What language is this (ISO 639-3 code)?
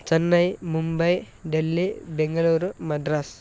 san